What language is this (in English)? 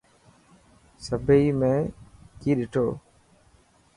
Dhatki